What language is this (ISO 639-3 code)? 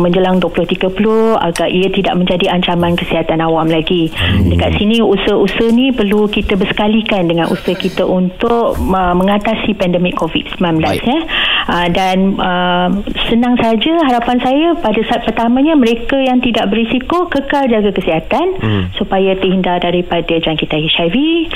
msa